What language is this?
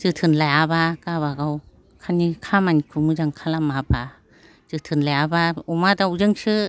Bodo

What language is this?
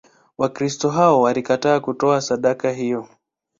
Swahili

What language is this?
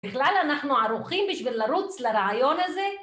Hebrew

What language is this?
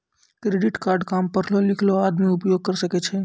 Maithili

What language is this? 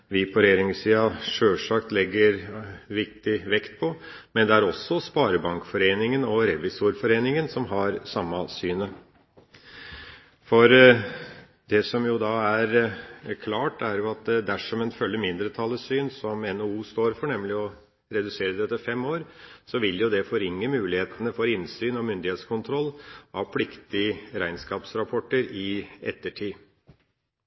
Norwegian Bokmål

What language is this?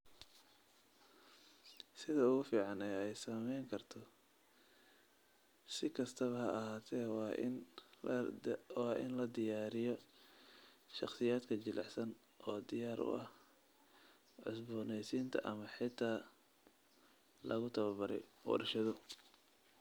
Somali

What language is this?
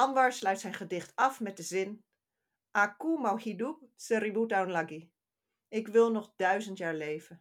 Dutch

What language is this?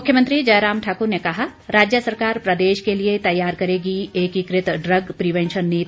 Hindi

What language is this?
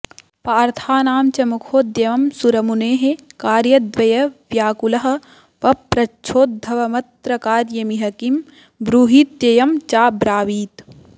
Sanskrit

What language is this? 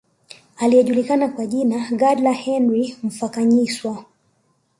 Swahili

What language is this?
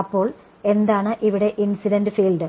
Malayalam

